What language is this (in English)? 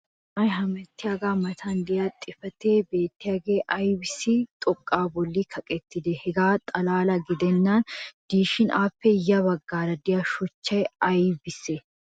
Wolaytta